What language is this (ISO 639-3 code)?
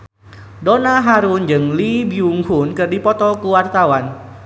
sun